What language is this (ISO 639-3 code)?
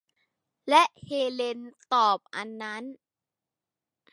tha